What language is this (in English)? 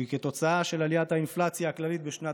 Hebrew